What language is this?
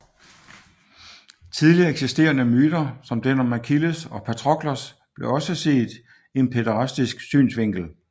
Danish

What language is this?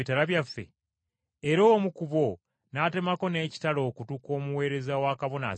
Ganda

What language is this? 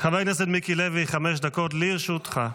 Hebrew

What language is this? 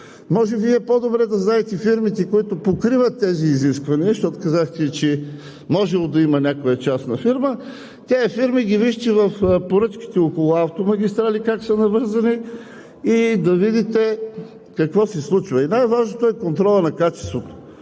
Bulgarian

